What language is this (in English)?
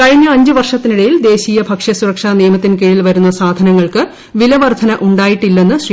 Malayalam